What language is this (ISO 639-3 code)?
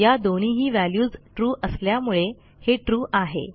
mar